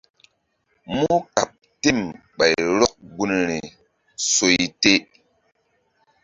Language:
Mbum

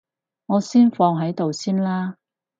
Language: Cantonese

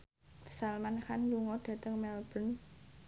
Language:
Javanese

